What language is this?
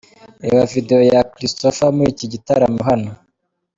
Kinyarwanda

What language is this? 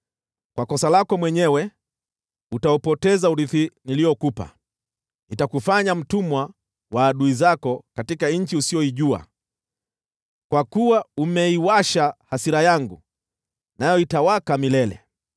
Swahili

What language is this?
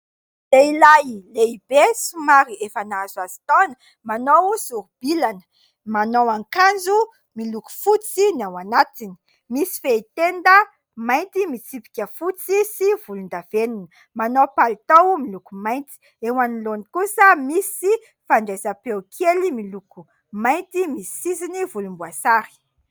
Malagasy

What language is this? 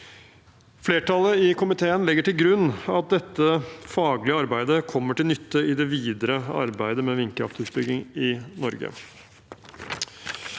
Norwegian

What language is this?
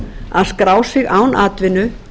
Icelandic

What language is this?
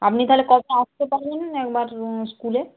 Bangla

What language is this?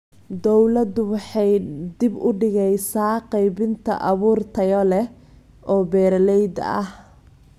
Somali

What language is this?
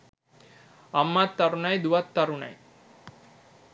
Sinhala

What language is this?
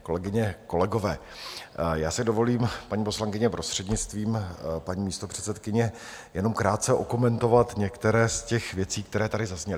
Czech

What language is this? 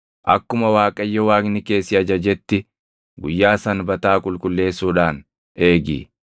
Oromo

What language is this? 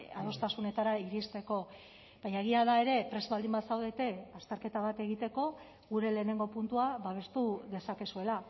Basque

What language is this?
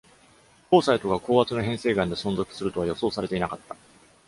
Japanese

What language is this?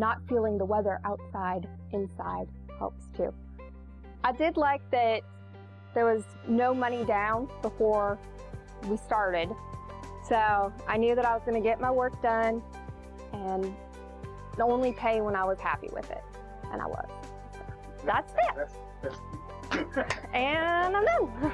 English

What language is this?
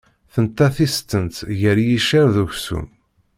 Kabyle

